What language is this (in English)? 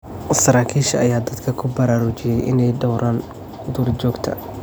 Somali